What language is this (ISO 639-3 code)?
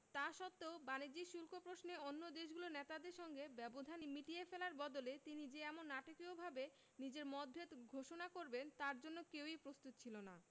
ben